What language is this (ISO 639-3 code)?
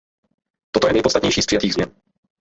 ces